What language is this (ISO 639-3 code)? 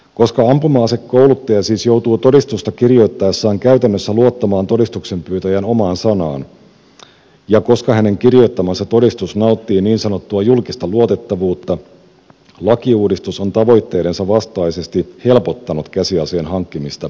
fin